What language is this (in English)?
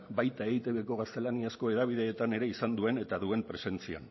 Basque